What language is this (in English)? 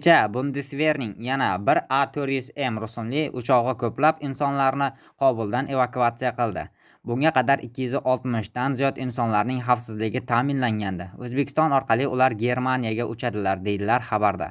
Turkish